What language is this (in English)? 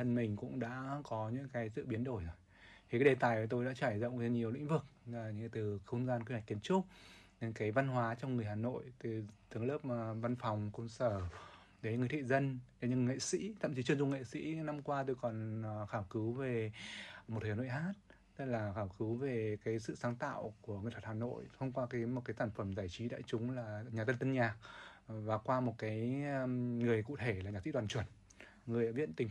Vietnamese